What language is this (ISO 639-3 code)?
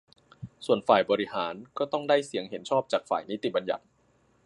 tha